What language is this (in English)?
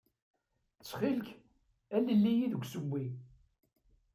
Kabyle